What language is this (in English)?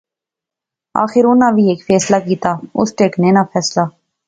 Pahari-Potwari